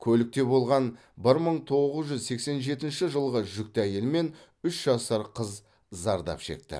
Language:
Kazakh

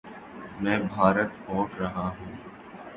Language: Urdu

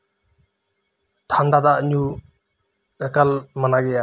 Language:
Santali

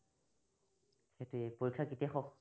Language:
Assamese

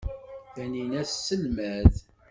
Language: Kabyle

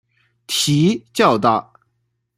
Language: Chinese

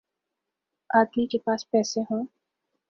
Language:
Urdu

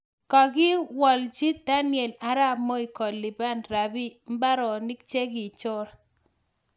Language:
Kalenjin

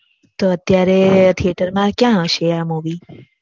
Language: Gujarati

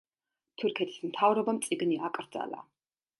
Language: Georgian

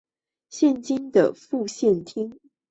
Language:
Chinese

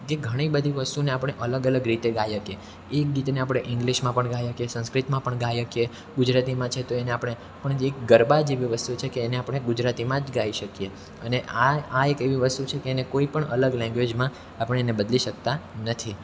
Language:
Gujarati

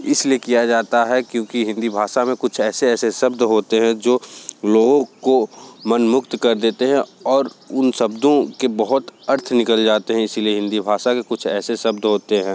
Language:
Hindi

